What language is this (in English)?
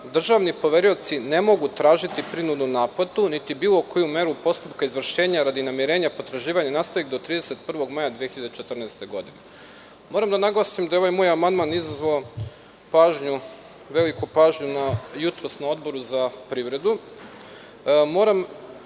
Serbian